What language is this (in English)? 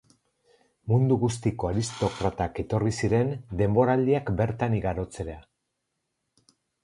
Basque